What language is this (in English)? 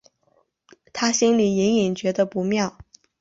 Chinese